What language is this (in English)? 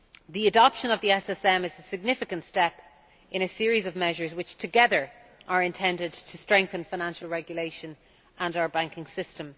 English